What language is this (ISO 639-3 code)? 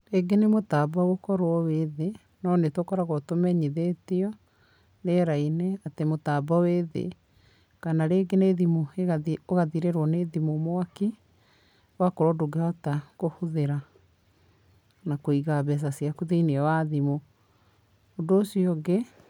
kik